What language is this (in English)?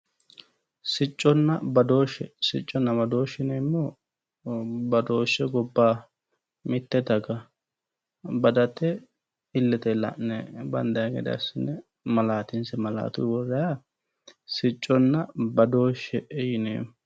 Sidamo